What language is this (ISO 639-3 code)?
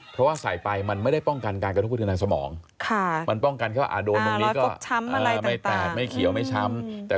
tha